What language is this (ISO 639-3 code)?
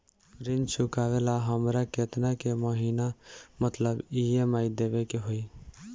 bho